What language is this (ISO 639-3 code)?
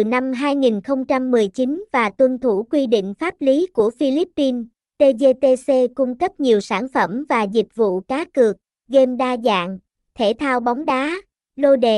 vie